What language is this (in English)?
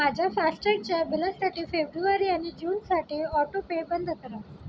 Marathi